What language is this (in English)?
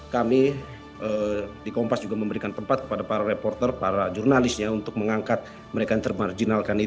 Indonesian